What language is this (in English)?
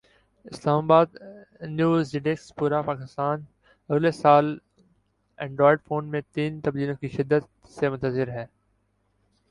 Urdu